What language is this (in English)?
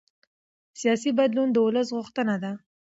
Pashto